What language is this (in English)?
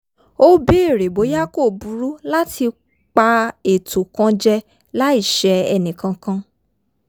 Yoruba